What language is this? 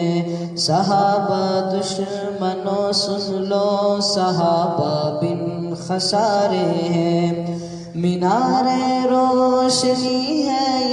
Urdu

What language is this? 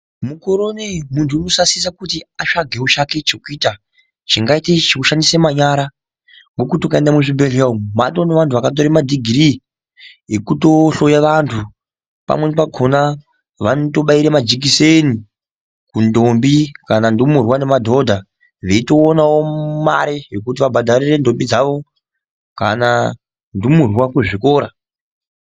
Ndau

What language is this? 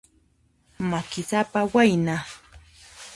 Puno Quechua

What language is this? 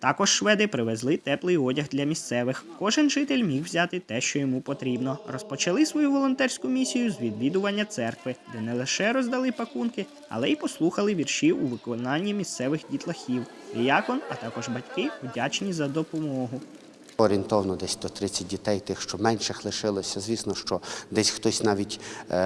Ukrainian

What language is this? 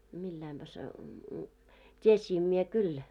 Finnish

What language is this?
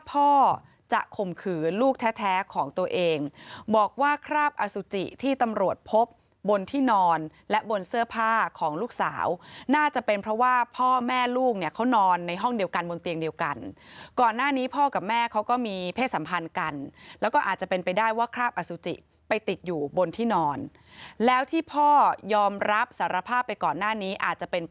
Thai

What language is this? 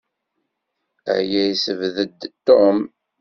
Kabyle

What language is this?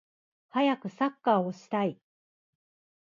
Japanese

